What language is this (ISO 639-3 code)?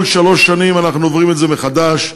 heb